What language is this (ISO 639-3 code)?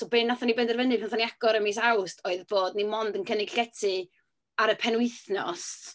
cym